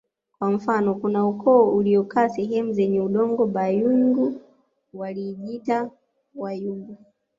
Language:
Swahili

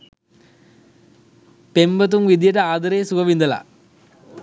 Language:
Sinhala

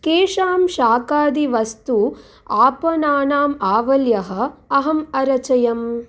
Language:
Sanskrit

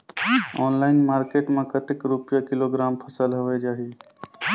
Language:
Chhattisgarhi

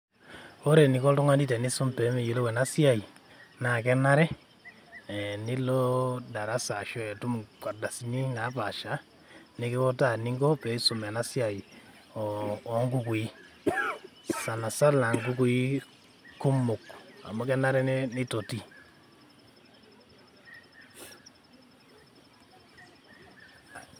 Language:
Masai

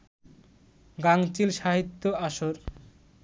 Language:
Bangla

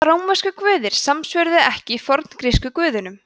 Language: Icelandic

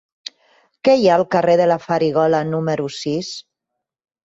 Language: Catalan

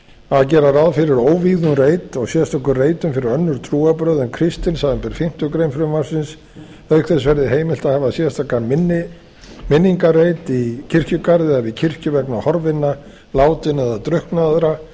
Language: Icelandic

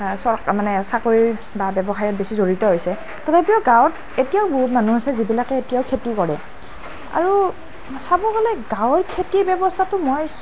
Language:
Assamese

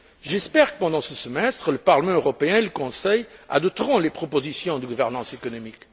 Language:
French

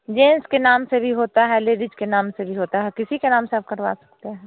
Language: Hindi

